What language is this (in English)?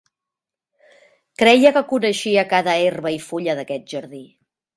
Catalan